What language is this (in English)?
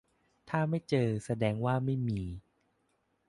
Thai